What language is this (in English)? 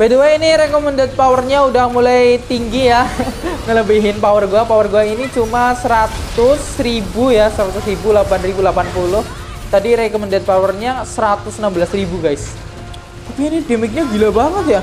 Indonesian